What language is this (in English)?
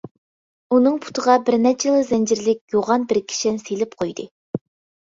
Uyghur